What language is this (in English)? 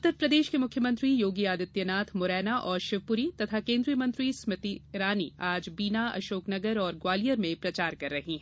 Hindi